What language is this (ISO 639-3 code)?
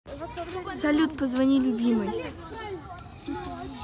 rus